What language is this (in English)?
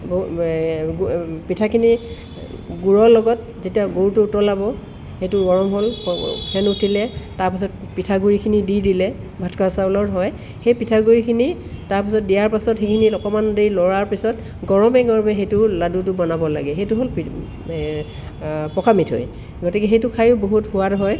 Assamese